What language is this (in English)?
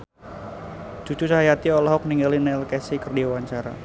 Sundanese